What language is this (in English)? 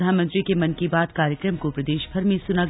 Hindi